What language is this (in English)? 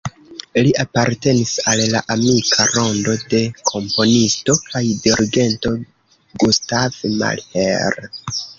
Esperanto